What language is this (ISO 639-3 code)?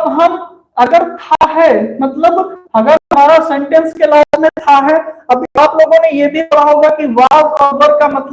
hin